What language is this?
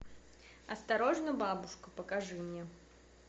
Russian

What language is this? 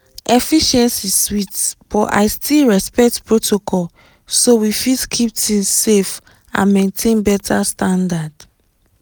Nigerian Pidgin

